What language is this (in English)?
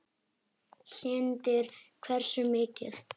Icelandic